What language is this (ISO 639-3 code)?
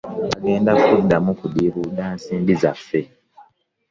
lug